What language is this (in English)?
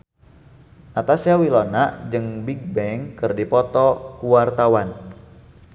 Sundanese